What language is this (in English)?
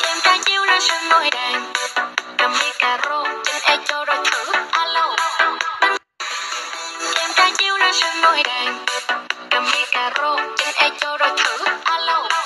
Thai